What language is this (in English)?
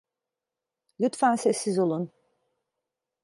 Turkish